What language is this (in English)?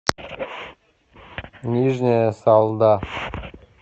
Russian